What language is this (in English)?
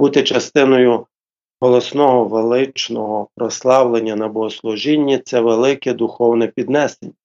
Ukrainian